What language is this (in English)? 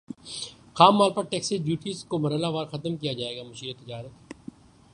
Urdu